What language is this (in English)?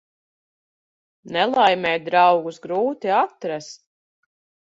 Latvian